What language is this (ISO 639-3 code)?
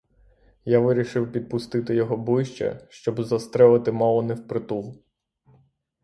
ukr